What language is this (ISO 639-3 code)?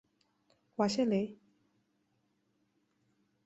zho